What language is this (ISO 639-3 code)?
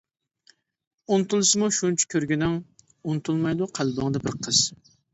uig